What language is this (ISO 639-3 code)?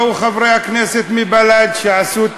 heb